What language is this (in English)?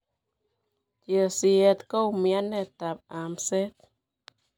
Kalenjin